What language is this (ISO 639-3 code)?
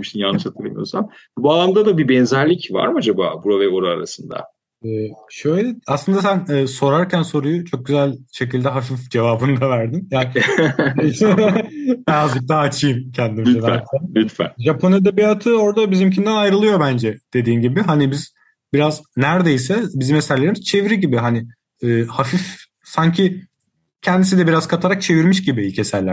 tur